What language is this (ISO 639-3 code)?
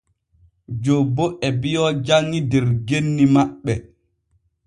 fue